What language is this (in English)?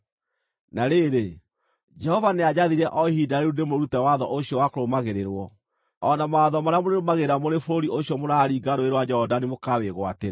Kikuyu